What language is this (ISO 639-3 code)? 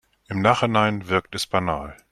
deu